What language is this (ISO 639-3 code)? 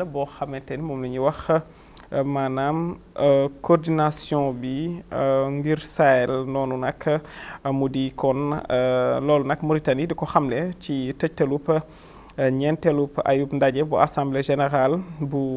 ara